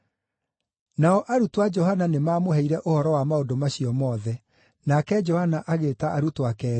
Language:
Kikuyu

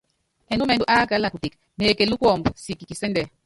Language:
Yangben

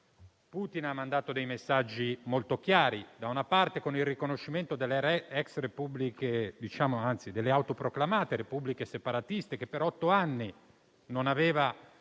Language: Italian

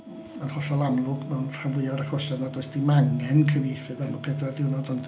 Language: Welsh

